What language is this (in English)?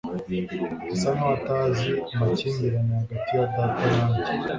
Kinyarwanda